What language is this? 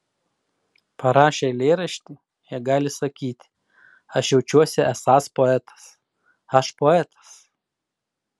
Lithuanian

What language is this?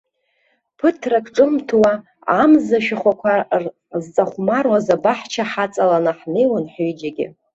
Abkhazian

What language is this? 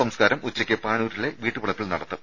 Malayalam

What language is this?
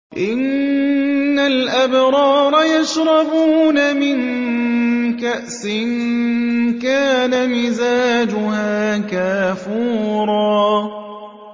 Arabic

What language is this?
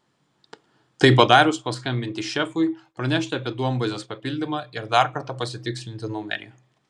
Lithuanian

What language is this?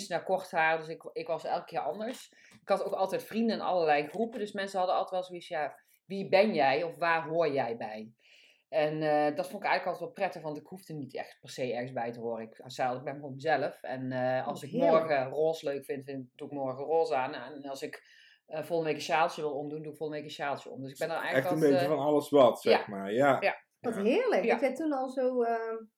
Dutch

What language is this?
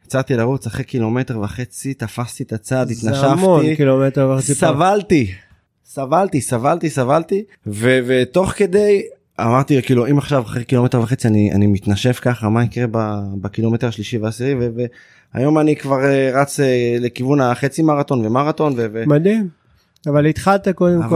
Hebrew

